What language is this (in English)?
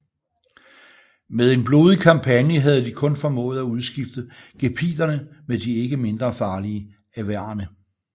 Danish